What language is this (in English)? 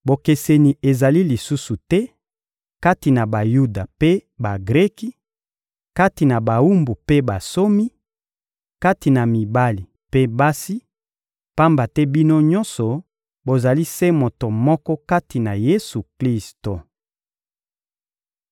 Lingala